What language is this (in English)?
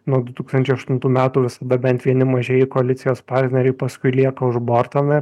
Lithuanian